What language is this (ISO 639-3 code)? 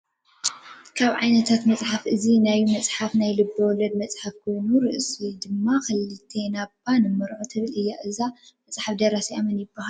tir